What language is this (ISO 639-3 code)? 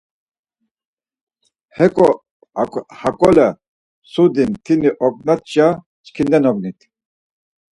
lzz